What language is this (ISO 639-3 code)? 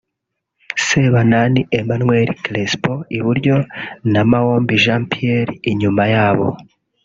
kin